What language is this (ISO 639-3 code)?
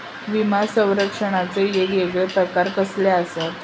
mar